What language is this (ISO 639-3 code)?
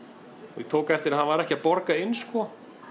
isl